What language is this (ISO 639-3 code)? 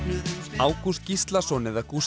isl